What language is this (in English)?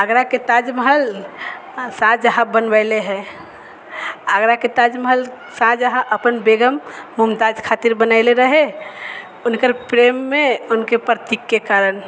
Maithili